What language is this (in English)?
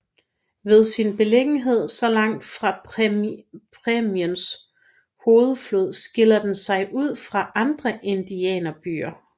Danish